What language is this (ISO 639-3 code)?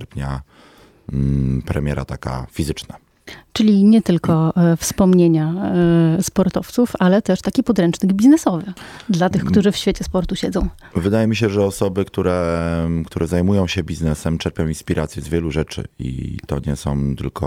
pol